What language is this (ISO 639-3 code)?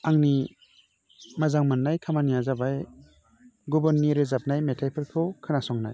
brx